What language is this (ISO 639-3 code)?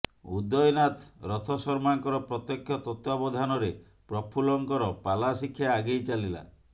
ori